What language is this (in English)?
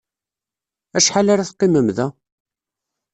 Kabyle